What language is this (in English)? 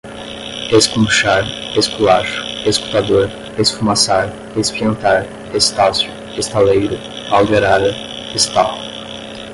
Portuguese